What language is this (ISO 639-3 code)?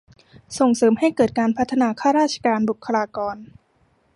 tha